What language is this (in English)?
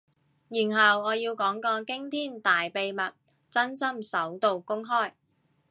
Cantonese